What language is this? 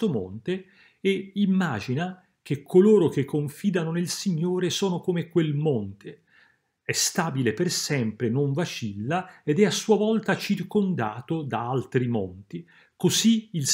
Italian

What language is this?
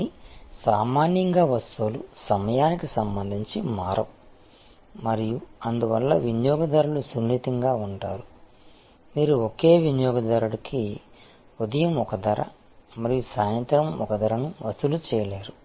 Telugu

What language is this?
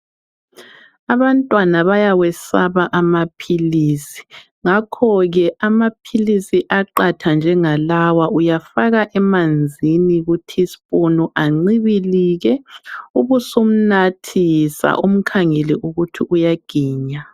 North Ndebele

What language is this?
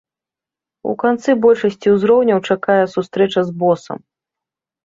Belarusian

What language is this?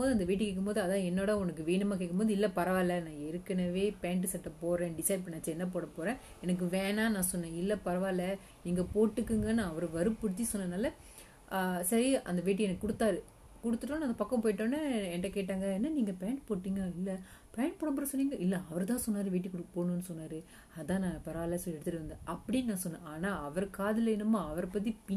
Tamil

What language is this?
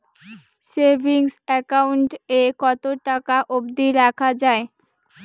Bangla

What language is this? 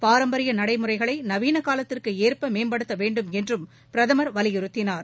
Tamil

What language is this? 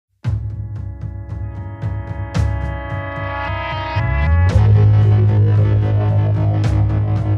Italian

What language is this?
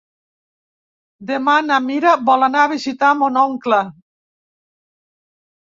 Catalan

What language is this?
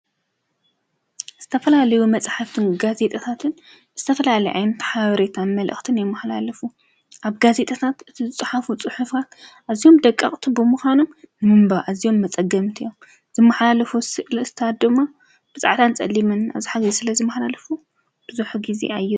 Tigrinya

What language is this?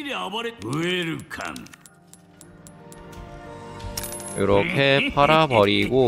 Korean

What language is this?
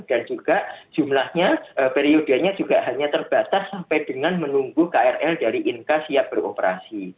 Indonesian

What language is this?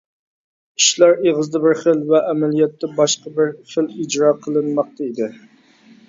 Uyghur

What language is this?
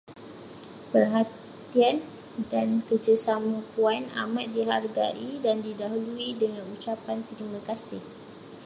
Malay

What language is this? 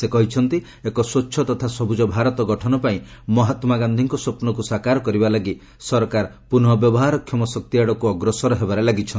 Odia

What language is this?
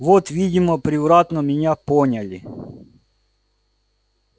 Russian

